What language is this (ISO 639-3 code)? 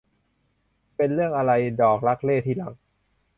tha